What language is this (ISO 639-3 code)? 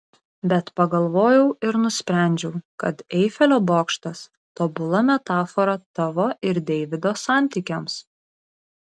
lit